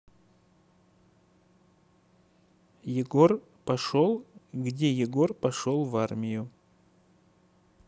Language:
Russian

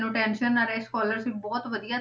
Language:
Punjabi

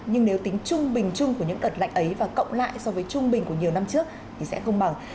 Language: Vietnamese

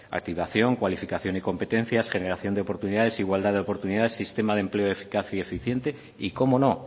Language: Spanish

